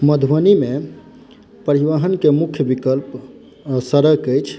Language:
Maithili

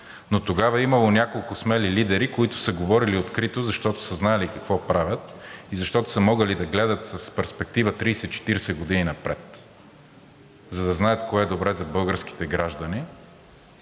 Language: Bulgarian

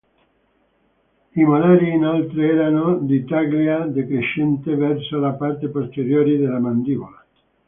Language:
Italian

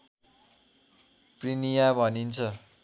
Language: Nepali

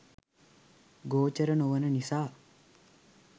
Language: Sinhala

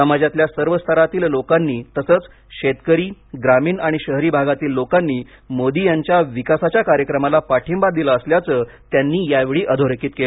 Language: Marathi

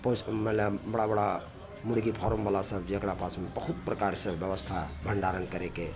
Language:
Maithili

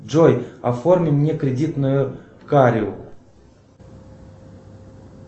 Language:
Russian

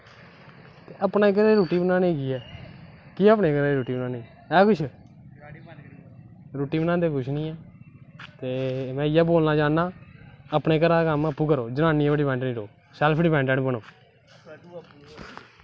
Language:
Dogri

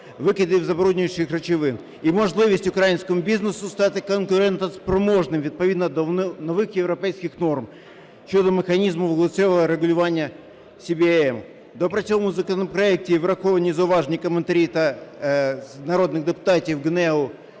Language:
Ukrainian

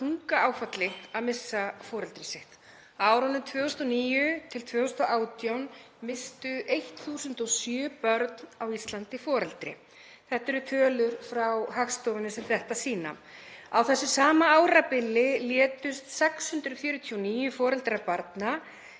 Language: Icelandic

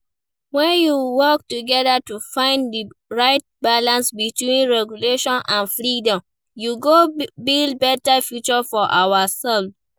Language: Nigerian Pidgin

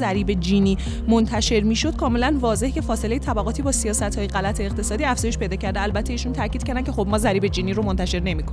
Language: Persian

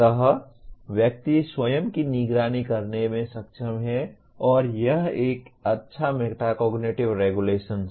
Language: Hindi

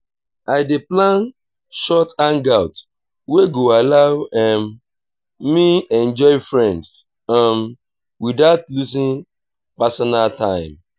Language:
Nigerian Pidgin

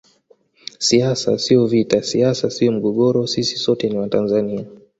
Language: Swahili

